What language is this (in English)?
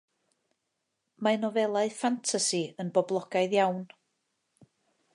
Welsh